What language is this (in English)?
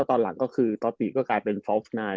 Thai